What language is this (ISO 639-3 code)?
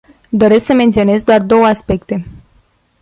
ron